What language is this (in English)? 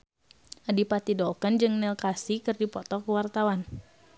Sundanese